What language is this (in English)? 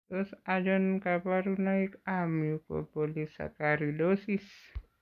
Kalenjin